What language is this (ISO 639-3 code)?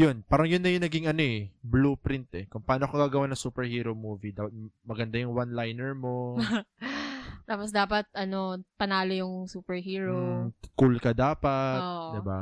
fil